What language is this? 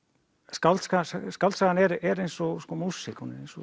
Icelandic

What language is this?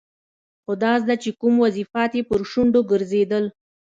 Pashto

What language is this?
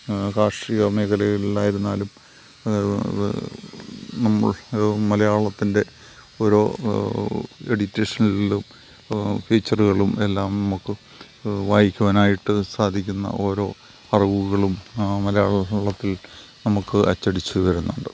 Malayalam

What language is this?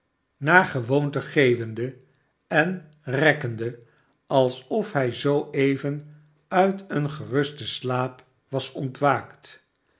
Dutch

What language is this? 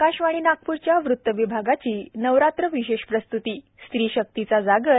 Marathi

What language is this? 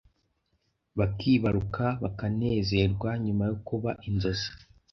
Kinyarwanda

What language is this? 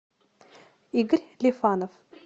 Russian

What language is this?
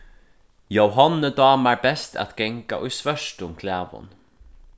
Faroese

